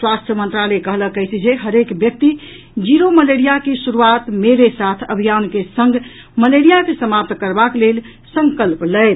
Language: Maithili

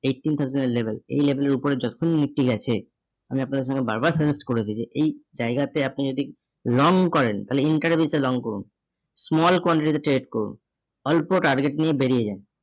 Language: Bangla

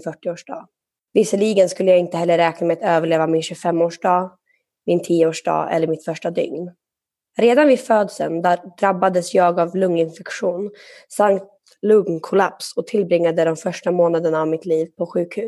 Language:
Swedish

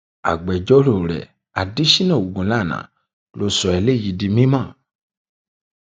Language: Yoruba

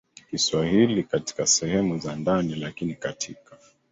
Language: Swahili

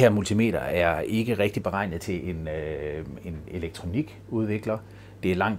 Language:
Danish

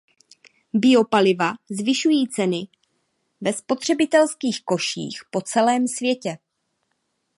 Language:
Czech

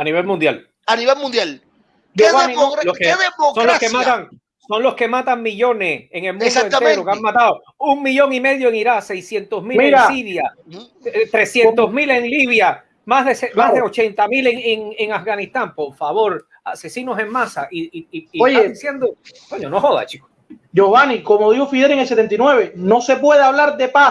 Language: Spanish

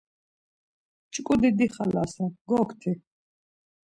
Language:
Laz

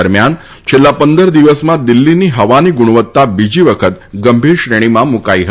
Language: Gujarati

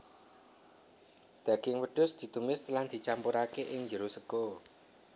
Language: Javanese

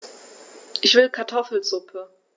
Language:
German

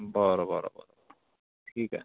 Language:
Marathi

